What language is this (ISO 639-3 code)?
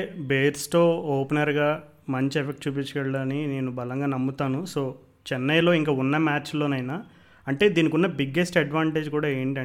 tel